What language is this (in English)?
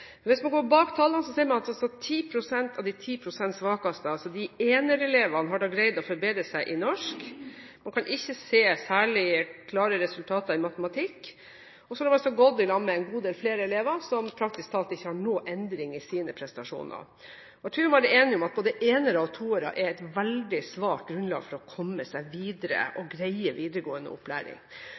Norwegian Bokmål